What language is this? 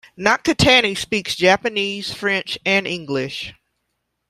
English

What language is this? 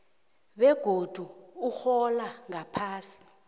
South Ndebele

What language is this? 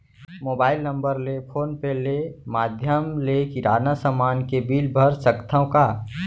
Chhattisgarhi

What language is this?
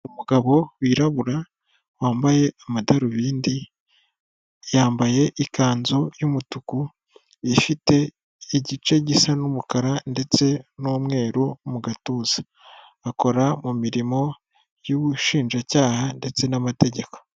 Kinyarwanda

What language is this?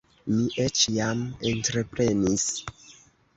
Esperanto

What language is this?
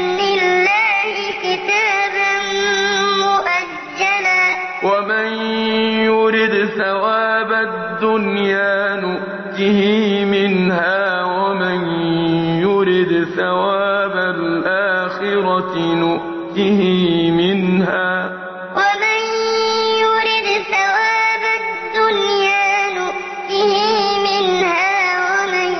Arabic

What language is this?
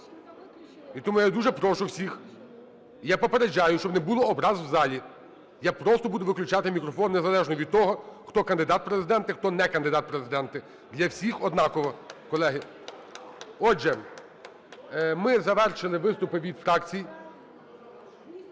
Ukrainian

